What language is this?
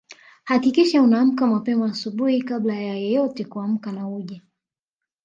Swahili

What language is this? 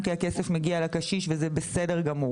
Hebrew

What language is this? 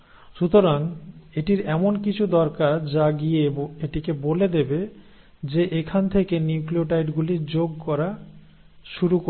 Bangla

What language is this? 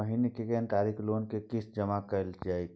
Maithili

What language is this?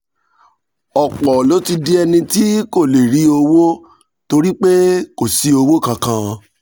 Yoruba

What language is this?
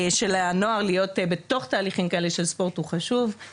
Hebrew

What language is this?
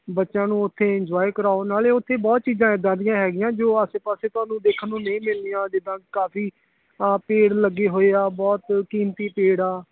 Punjabi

